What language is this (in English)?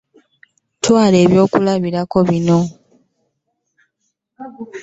Ganda